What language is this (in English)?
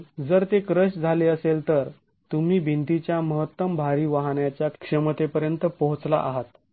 Marathi